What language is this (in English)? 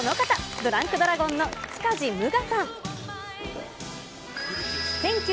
Japanese